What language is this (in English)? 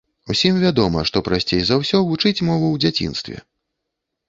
Belarusian